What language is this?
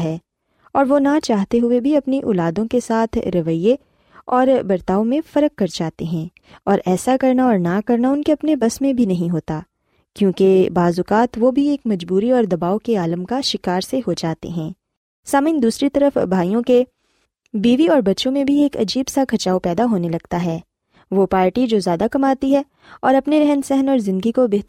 Urdu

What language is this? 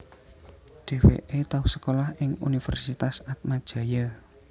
Javanese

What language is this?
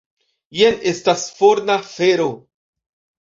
Esperanto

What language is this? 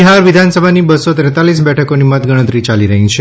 Gujarati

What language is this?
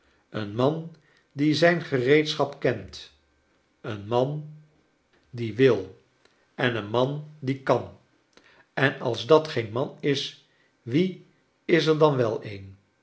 Dutch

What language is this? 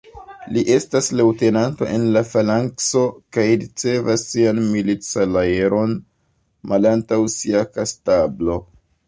Esperanto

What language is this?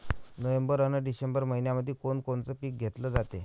Marathi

